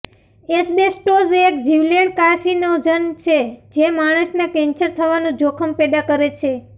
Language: Gujarati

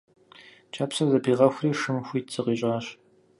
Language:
Kabardian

